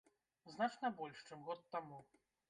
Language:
Belarusian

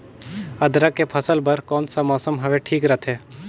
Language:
Chhattisgarhi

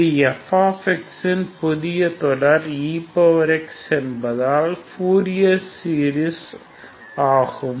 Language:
Tamil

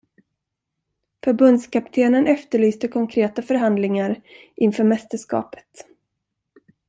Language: Swedish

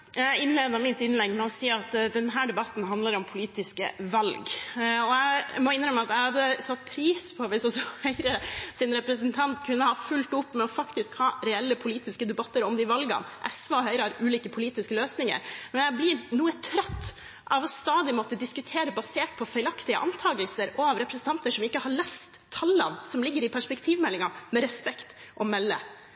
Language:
Norwegian Bokmål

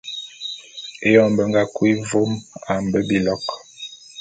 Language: Bulu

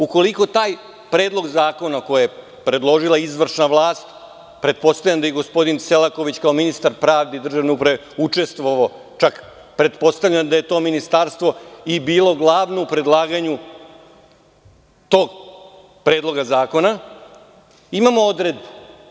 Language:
Serbian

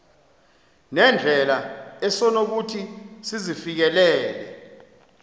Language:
Xhosa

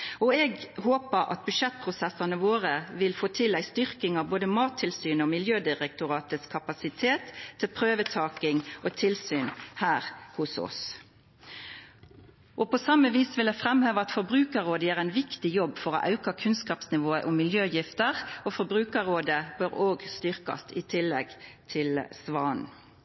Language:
Norwegian Nynorsk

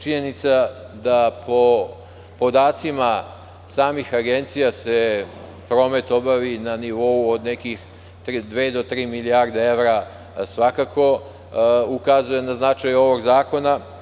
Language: Serbian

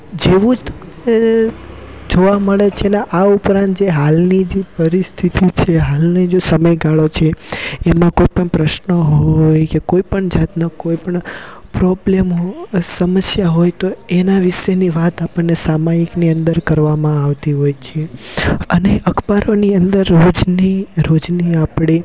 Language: Gujarati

